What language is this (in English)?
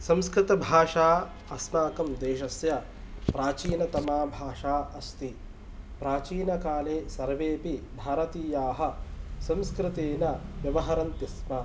Sanskrit